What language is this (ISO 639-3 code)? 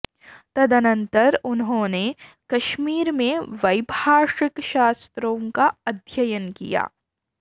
san